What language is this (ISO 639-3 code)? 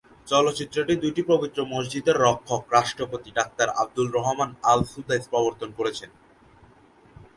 ben